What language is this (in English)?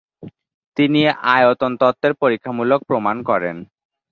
Bangla